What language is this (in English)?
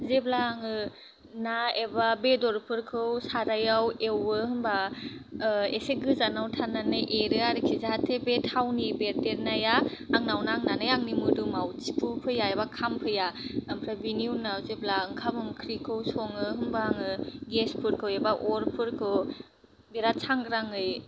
Bodo